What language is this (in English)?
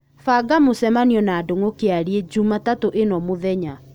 Kikuyu